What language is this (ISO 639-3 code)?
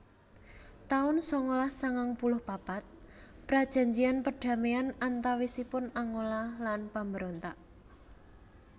jav